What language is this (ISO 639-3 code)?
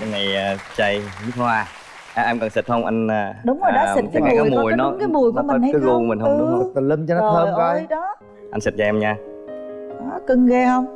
vie